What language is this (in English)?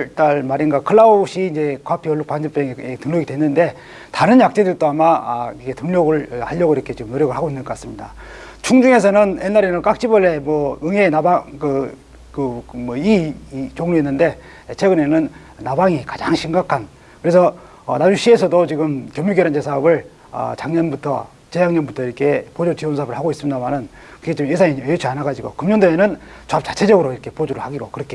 Korean